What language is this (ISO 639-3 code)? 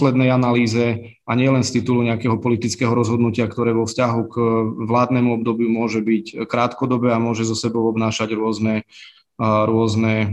slk